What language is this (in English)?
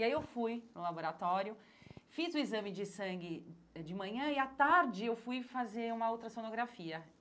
Portuguese